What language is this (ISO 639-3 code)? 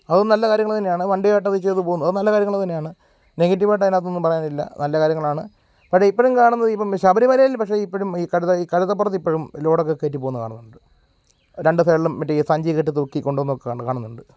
mal